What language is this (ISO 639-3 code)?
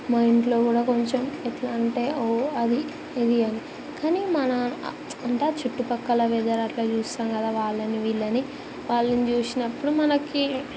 tel